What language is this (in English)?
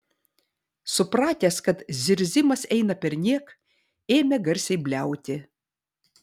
Lithuanian